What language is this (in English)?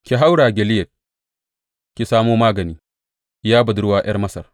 Hausa